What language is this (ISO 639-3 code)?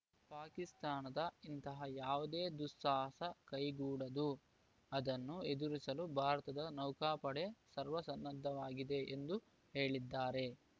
kan